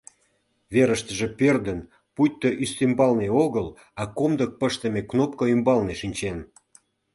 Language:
Mari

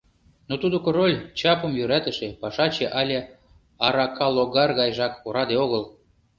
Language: Mari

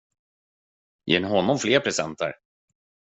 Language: Swedish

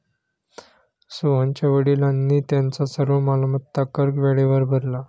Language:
Marathi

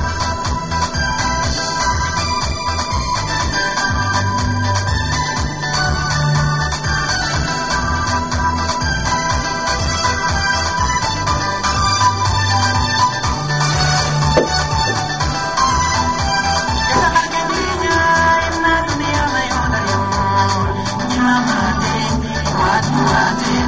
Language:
Serer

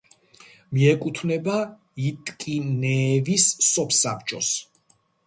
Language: Georgian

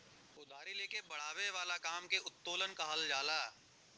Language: Bhojpuri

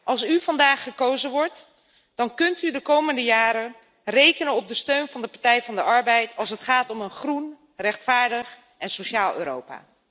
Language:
Dutch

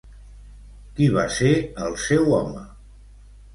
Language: Catalan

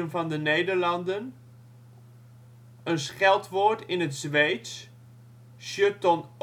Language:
Dutch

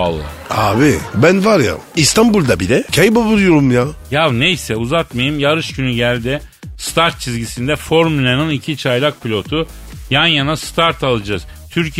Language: Turkish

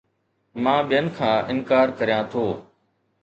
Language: Sindhi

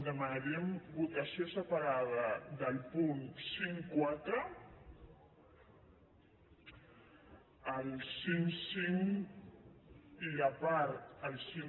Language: Catalan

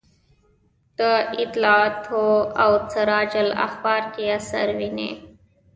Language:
Pashto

